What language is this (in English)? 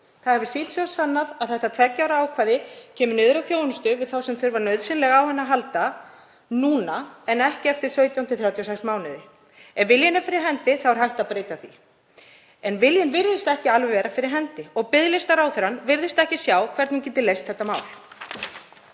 Icelandic